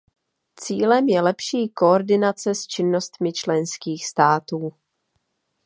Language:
Czech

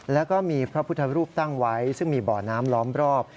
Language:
Thai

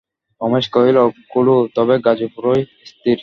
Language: Bangla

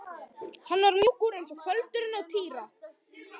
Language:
Icelandic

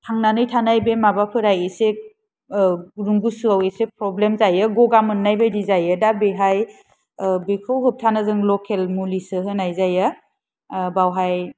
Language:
Bodo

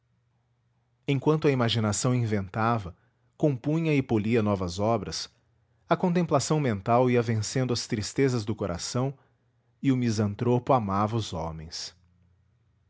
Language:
Portuguese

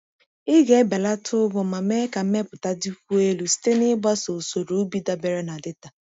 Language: Igbo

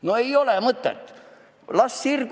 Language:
Estonian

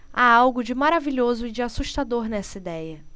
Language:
Portuguese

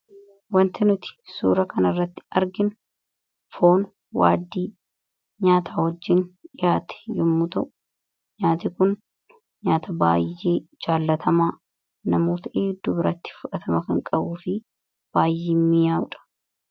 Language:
Oromo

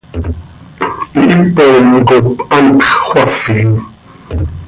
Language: Seri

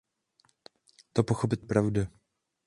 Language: Czech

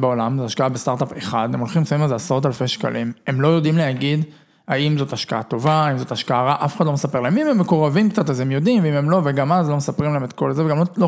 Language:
Hebrew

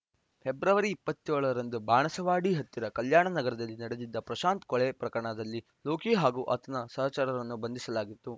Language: Kannada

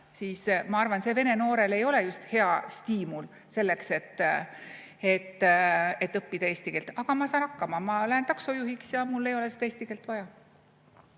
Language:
Estonian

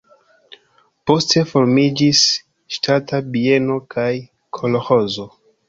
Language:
Esperanto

